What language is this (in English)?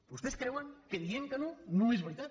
Catalan